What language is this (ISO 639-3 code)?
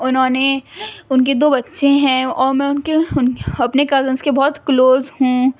urd